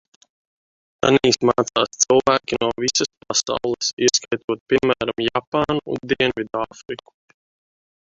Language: Latvian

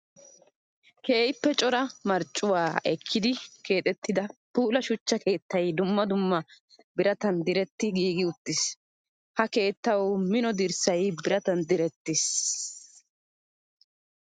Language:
Wolaytta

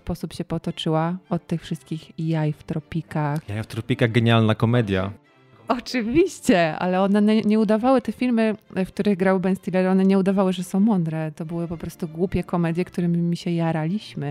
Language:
Polish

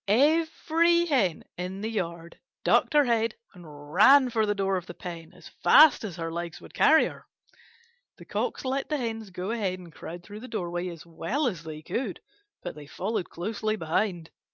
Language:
English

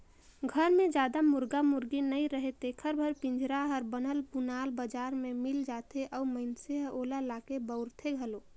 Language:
Chhattisgarhi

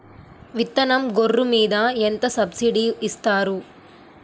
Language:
Telugu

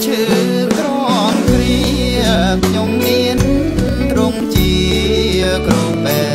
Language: Vietnamese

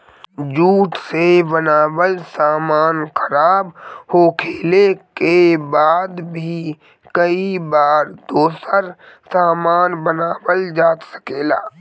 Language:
Bhojpuri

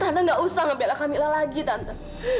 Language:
Indonesian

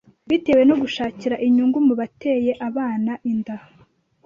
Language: Kinyarwanda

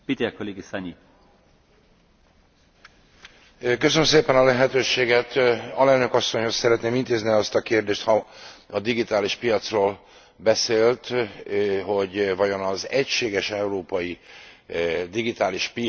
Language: Hungarian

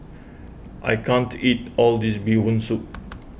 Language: English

